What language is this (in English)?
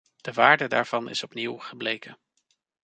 Dutch